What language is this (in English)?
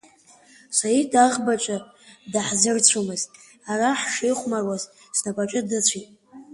Abkhazian